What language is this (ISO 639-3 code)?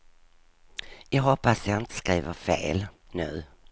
swe